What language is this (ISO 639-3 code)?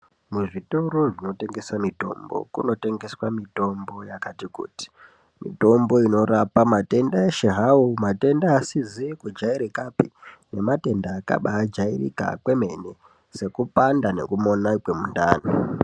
ndc